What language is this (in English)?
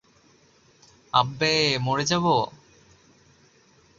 Bangla